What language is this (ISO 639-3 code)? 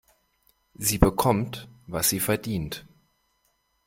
deu